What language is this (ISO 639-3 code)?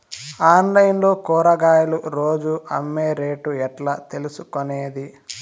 tel